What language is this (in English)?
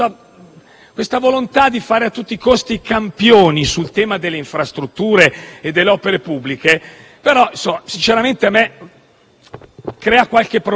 Italian